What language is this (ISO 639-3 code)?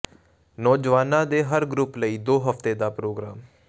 pan